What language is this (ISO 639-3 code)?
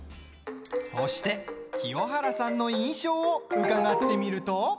jpn